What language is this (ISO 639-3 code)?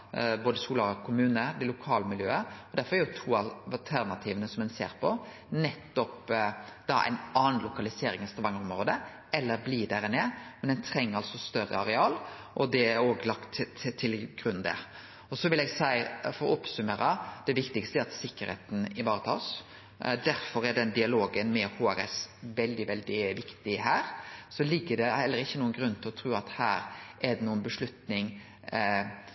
nno